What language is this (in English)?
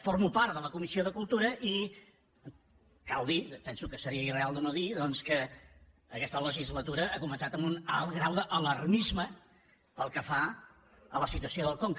Catalan